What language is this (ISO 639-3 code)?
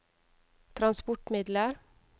nor